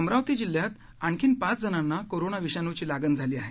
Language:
Marathi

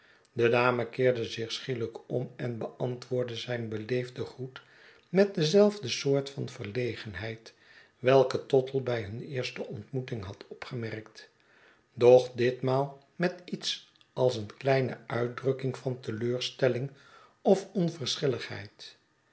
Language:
Dutch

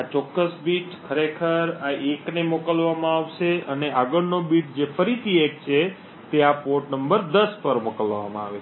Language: Gujarati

